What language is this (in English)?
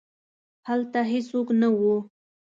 Pashto